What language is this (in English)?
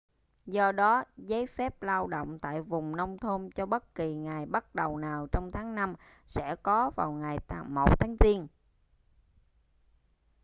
Vietnamese